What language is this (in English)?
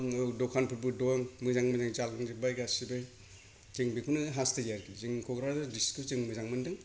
Bodo